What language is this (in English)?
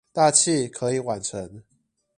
Chinese